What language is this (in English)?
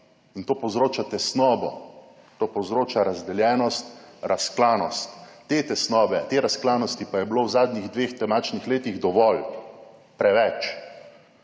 Slovenian